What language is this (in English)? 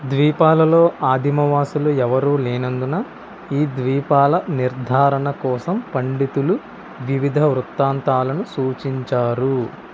Telugu